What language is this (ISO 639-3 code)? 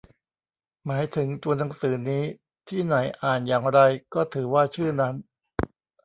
tha